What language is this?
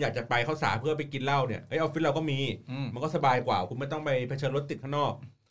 Thai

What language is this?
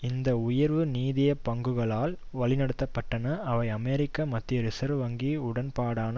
Tamil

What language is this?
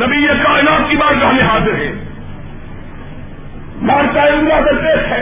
Urdu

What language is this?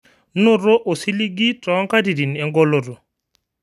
Masai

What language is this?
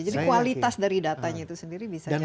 Indonesian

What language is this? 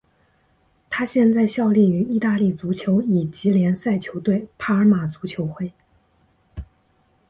Chinese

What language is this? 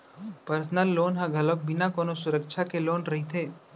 Chhattisgarhi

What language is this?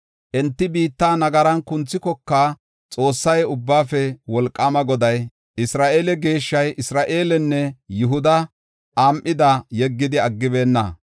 Gofa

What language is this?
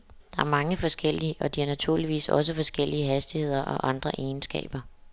Danish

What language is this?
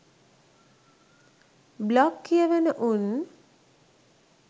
Sinhala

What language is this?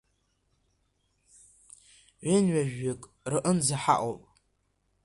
Abkhazian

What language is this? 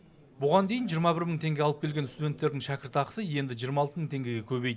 Kazakh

